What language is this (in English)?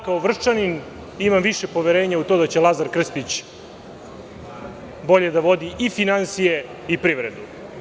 Serbian